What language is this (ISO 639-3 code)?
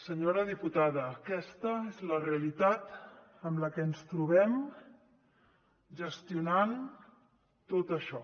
cat